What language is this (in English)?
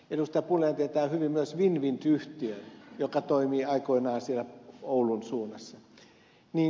Finnish